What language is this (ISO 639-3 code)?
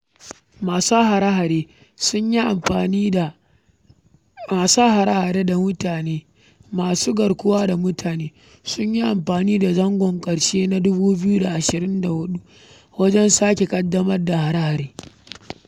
hau